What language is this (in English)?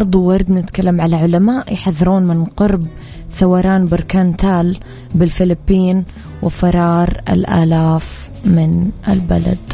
Arabic